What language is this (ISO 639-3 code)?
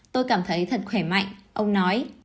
vie